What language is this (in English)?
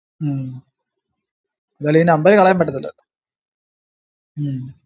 Malayalam